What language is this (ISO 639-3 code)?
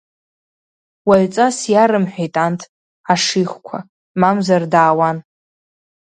abk